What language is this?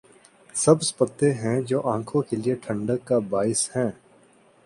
Urdu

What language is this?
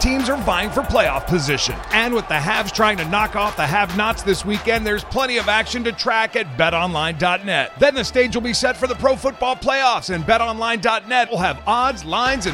Italian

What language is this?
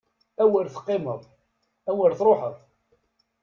Kabyle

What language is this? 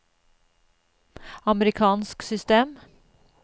Norwegian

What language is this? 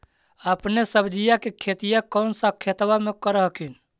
Magahi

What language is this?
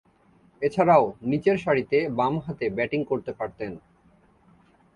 Bangla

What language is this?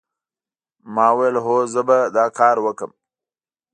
Pashto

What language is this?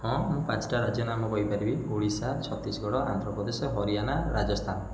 Odia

